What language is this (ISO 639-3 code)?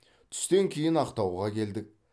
kaz